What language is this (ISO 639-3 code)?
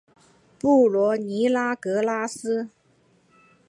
zho